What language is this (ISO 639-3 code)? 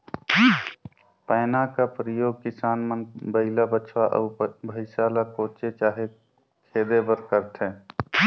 hne